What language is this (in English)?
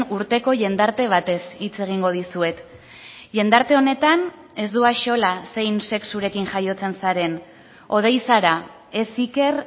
Basque